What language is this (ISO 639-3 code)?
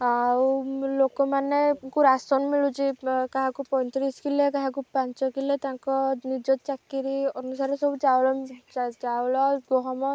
ori